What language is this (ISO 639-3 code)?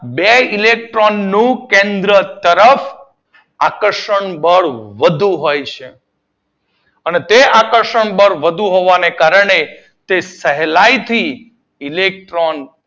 guj